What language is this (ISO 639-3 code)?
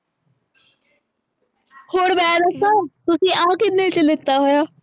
pan